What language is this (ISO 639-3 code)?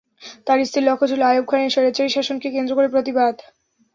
ben